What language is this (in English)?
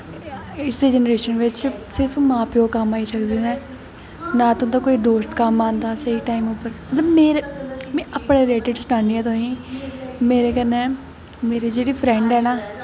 Dogri